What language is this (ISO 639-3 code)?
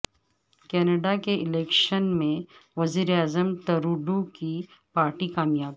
urd